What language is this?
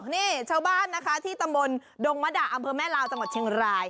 Thai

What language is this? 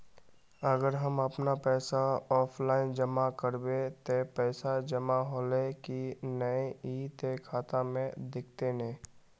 Magahi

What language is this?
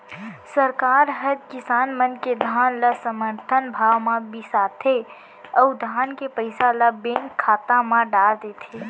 Chhattisgarhi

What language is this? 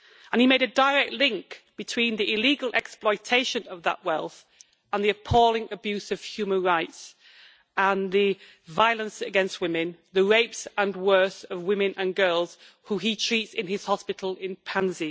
English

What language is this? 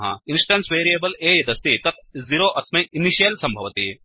Sanskrit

